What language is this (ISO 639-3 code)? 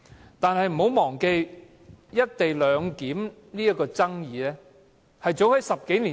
yue